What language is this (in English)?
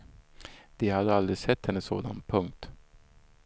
Swedish